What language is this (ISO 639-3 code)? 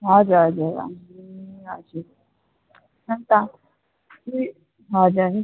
nep